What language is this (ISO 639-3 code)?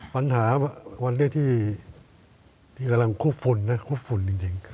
tha